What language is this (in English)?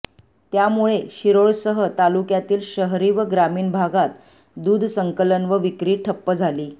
Marathi